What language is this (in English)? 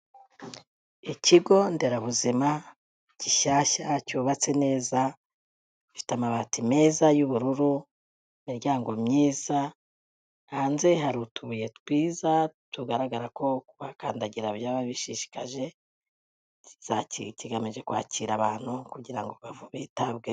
Kinyarwanda